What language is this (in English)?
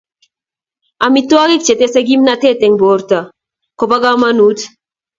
Kalenjin